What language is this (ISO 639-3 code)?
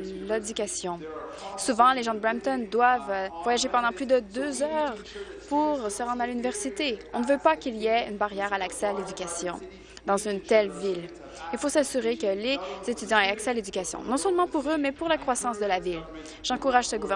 fra